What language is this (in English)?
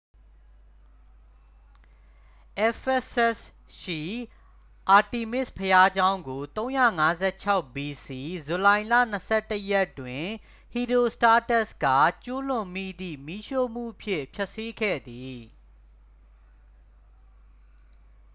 Burmese